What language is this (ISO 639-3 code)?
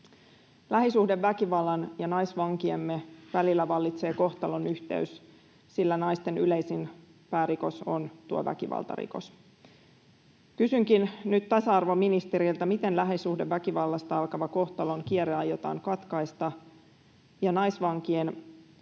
fin